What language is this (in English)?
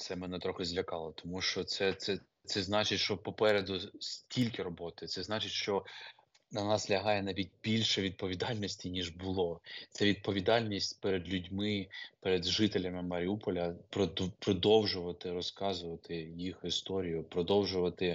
Ukrainian